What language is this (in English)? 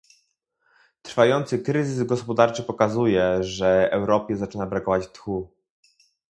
Polish